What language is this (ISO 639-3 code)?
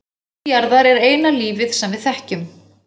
isl